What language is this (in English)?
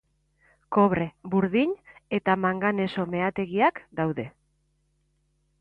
Basque